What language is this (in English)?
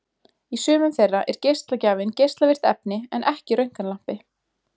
Icelandic